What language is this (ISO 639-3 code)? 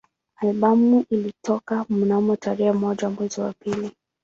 swa